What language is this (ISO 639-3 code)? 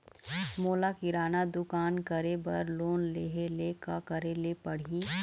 hne